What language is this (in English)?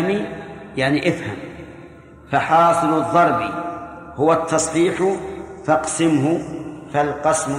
Arabic